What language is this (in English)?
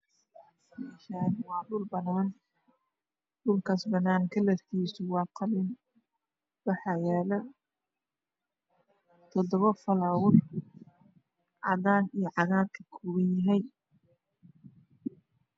Somali